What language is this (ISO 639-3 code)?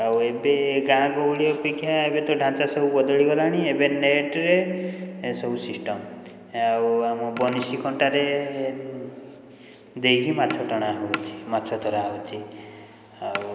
ori